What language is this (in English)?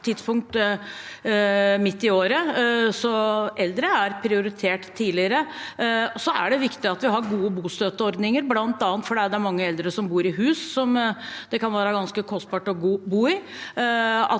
Norwegian